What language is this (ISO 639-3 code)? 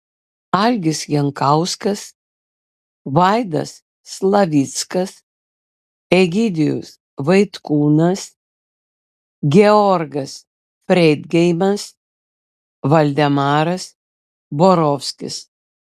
lit